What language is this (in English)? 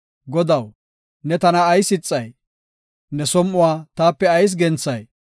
Gofa